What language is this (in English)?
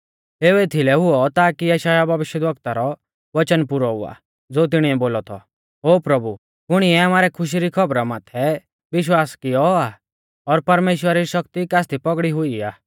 Mahasu Pahari